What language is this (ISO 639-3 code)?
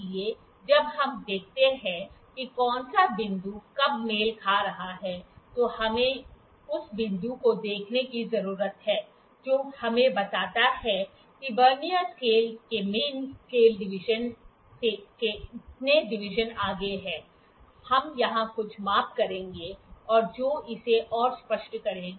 hin